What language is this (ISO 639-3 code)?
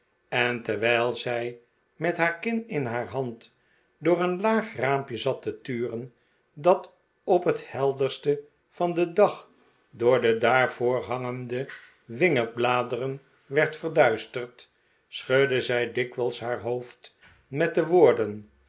nld